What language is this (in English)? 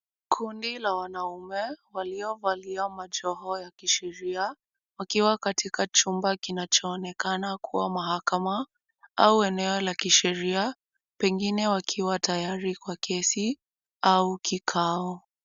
Swahili